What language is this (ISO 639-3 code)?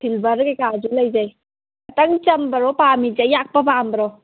mni